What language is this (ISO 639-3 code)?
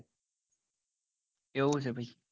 guj